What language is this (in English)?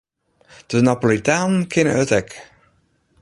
Western Frisian